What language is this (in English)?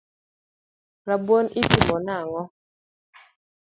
Luo (Kenya and Tanzania)